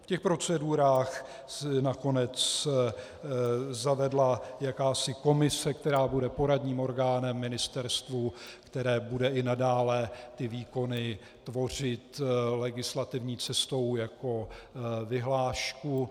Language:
Czech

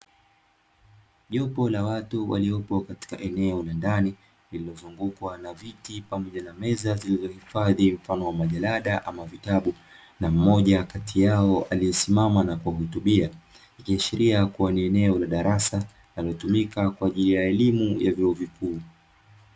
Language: Swahili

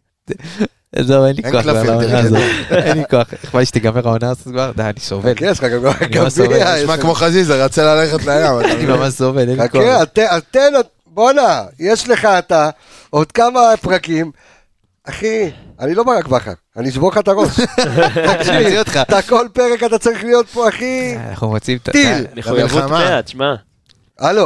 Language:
Hebrew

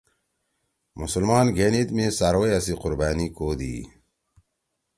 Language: Torwali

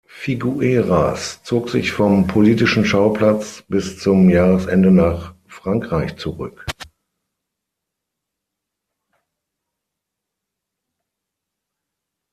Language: German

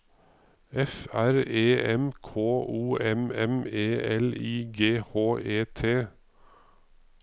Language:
Norwegian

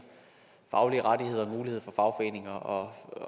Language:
Danish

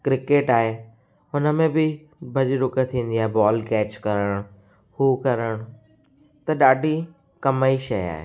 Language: Sindhi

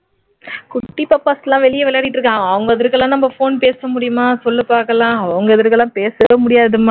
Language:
Tamil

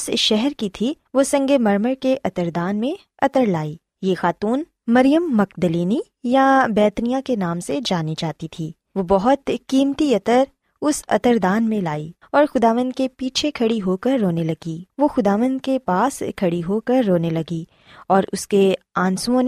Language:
Urdu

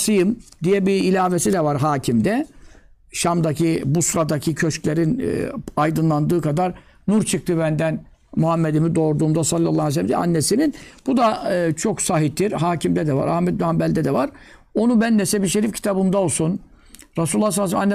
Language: Turkish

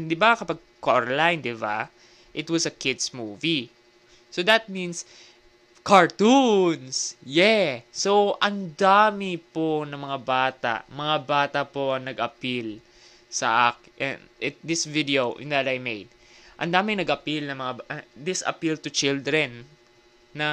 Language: Filipino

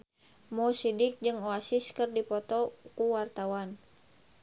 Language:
Sundanese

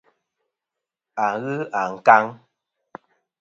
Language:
Kom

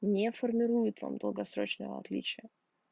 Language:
Russian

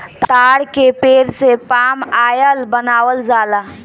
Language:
Bhojpuri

